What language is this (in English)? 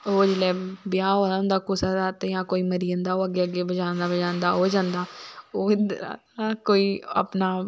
Dogri